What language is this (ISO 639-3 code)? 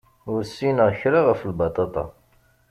kab